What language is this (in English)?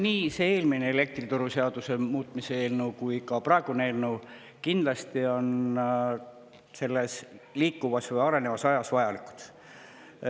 Estonian